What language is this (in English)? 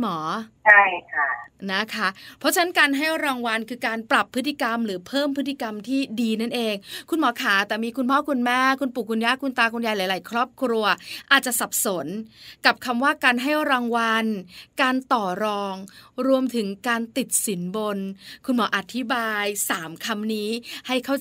Thai